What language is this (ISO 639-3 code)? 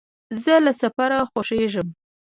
pus